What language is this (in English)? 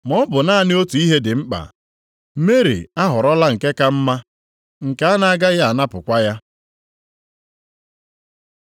Igbo